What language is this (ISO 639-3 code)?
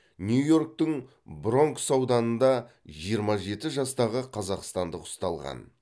kaz